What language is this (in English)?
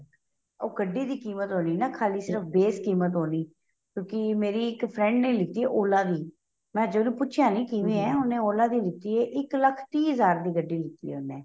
Punjabi